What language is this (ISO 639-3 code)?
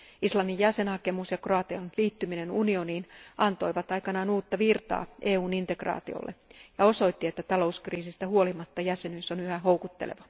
fin